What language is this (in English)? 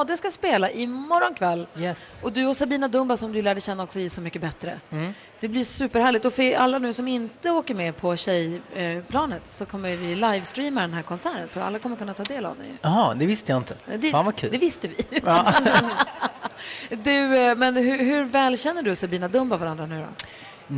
Swedish